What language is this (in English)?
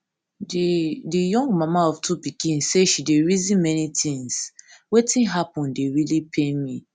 Nigerian Pidgin